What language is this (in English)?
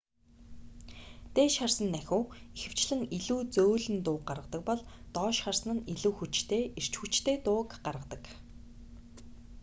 Mongolian